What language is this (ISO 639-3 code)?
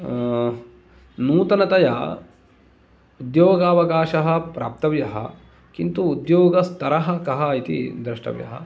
san